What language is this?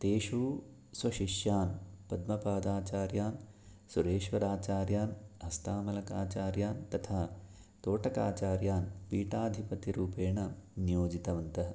Sanskrit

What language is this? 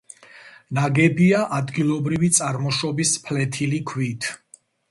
Georgian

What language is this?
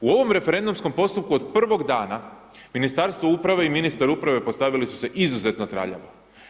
Croatian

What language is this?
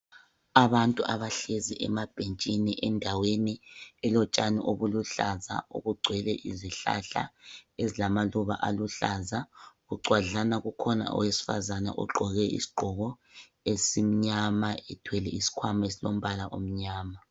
North Ndebele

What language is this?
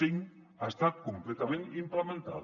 Catalan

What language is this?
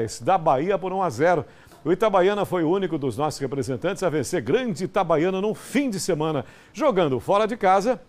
Portuguese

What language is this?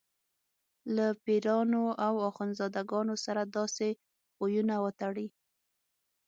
Pashto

